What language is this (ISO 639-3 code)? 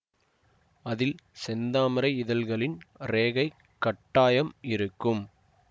tam